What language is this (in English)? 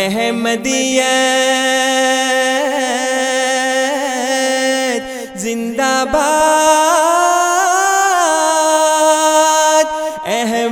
Urdu